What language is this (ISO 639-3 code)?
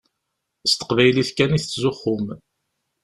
kab